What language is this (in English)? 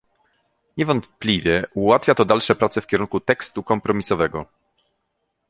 Polish